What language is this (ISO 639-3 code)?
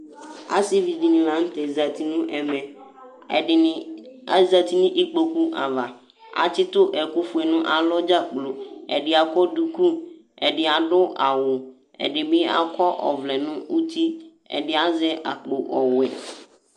kpo